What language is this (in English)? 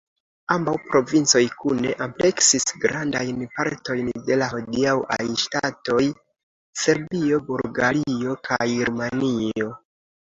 Esperanto